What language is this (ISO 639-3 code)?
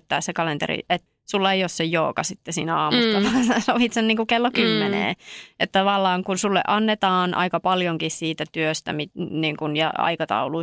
fin